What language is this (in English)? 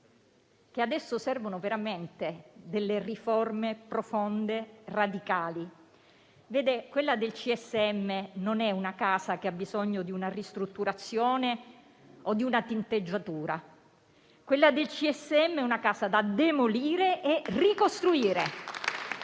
Italian